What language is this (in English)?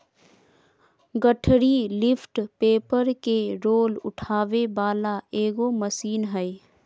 Magahi